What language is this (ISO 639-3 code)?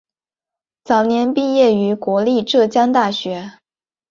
zho